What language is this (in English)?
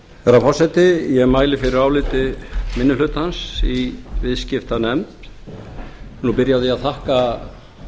Icelandic